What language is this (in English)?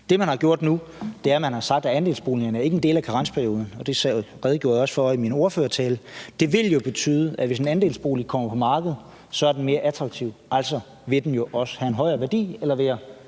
Danish